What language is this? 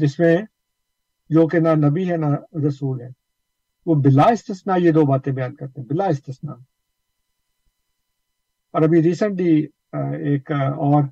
Urdu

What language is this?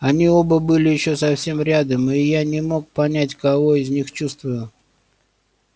Russian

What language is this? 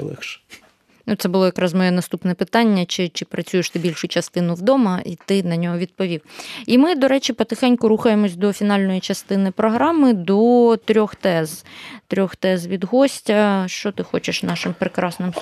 Ukrainian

